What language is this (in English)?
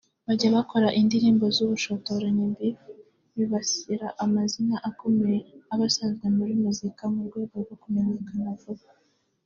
Kinyarwanda